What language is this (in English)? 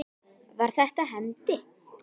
Icelandic